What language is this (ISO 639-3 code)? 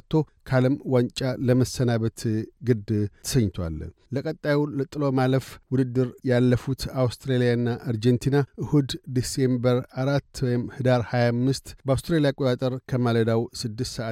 amh